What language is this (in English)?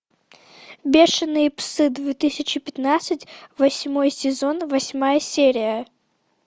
Russian